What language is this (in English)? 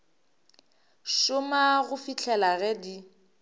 Northern Sotho